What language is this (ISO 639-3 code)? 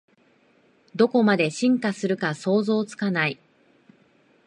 jpn